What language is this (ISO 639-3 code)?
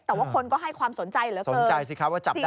tha